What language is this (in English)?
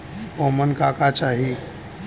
Bhojpuri